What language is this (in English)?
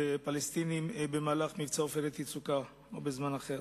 Hebrew